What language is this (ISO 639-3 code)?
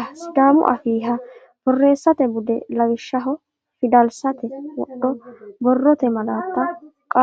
sid